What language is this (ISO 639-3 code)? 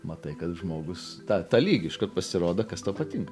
lit